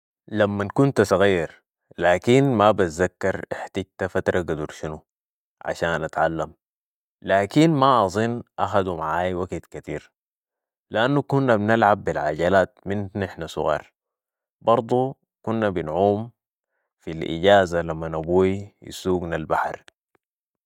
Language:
Sudanese Arabic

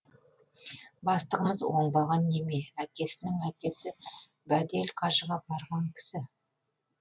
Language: Kazakh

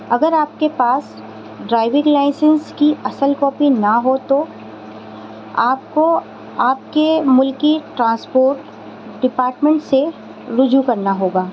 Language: Urdu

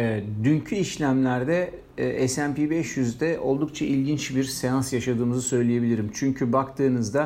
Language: Turkish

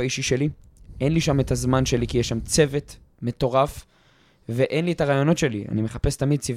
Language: Hebrew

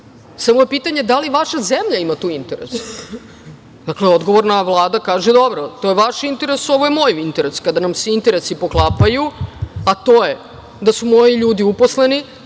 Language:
Serbian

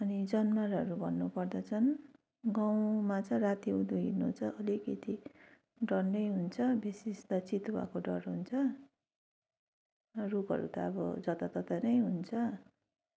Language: Nepali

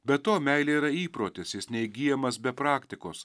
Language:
Lithuanian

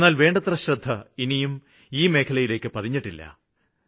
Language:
Malayalam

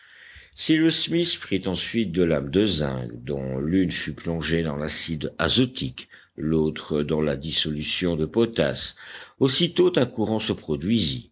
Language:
French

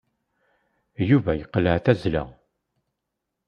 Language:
Kabyle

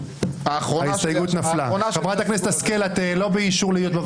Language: Hebrew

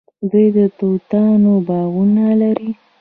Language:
Pashto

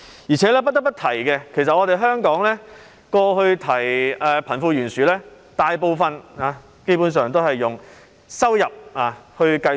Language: Cantonese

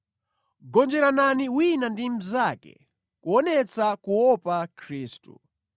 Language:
Nyanja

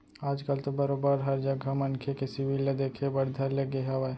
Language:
Chhattisgarhi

